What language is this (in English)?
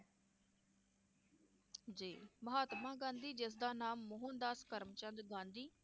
Punjabi